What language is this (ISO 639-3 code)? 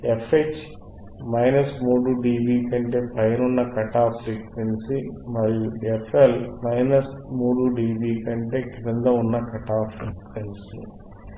tel